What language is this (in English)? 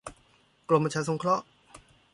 Thai